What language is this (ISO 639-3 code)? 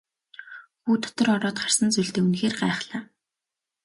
mon